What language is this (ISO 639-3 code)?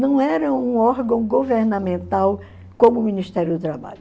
por